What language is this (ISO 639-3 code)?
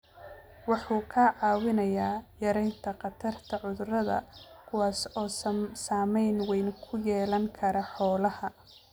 som